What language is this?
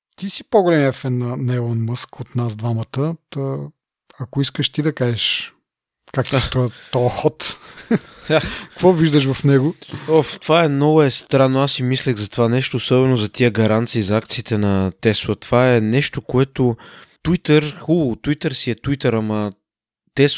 Bulgarian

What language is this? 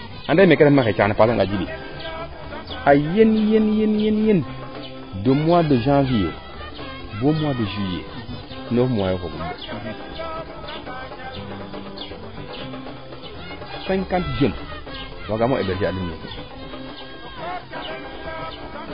Serer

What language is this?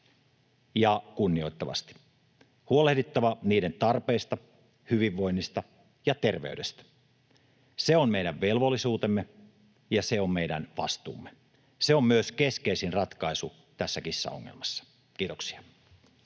Finnish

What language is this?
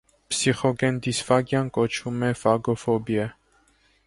Armenian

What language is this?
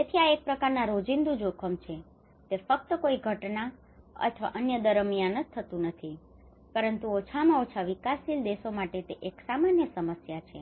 Gujarati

